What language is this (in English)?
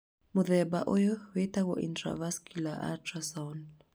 Kikuyu